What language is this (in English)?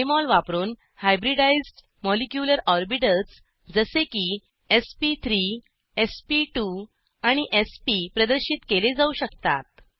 Marathi